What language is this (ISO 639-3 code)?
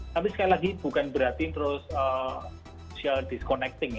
ind